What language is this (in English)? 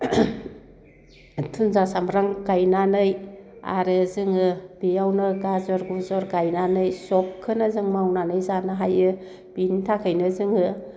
Bodo